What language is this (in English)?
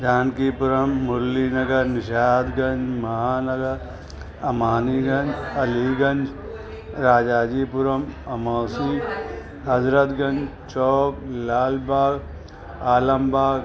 Sindhi